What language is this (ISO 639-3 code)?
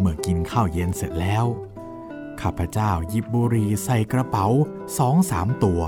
tha